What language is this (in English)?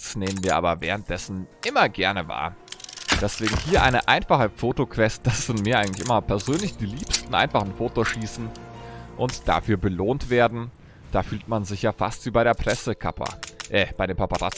German